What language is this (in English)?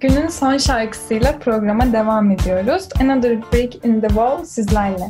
Turkish